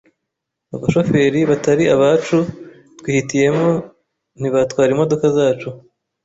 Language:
Kinyarwanda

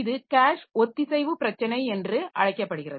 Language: Tamil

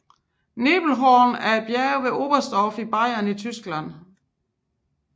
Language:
Danish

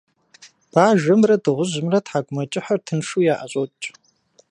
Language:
Kabardian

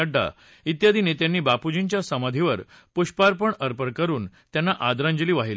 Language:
Marathi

